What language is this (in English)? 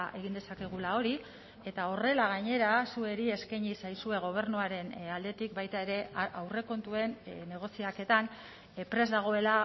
Basque